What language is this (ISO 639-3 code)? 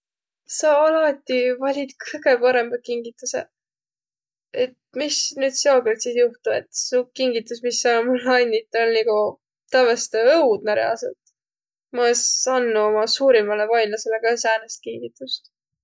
vro